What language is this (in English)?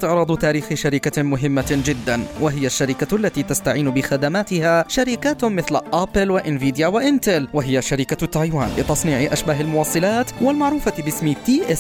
Arabic